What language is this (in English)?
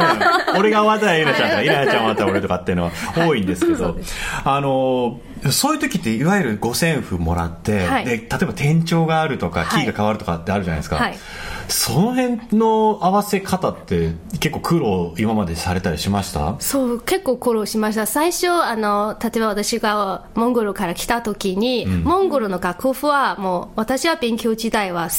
Japanese